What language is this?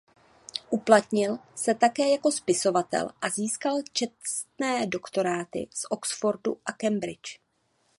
Czech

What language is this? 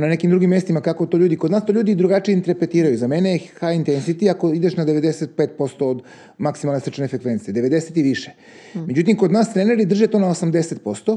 Croatian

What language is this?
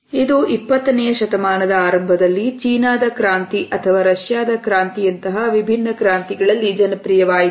Kannada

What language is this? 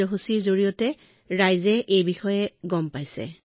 Assamese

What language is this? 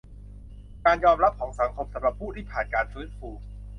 Thai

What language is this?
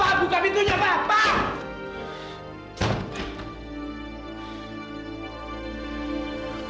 Indonesian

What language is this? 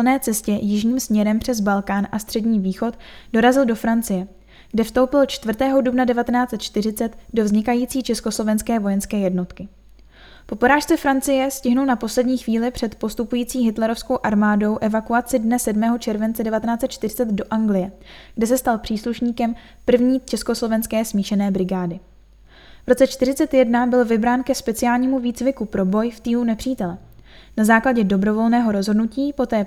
Czech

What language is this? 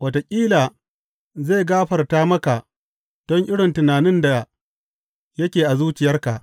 Hausa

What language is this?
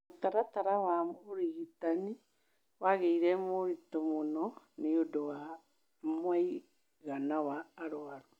Kikuyu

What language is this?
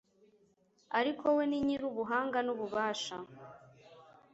Kinyarwanda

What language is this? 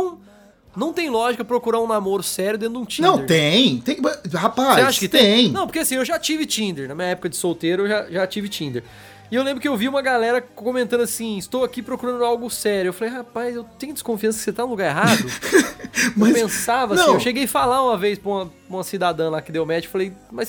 Portuguese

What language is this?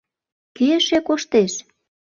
Mari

